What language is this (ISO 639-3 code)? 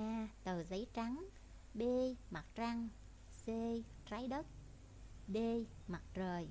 vie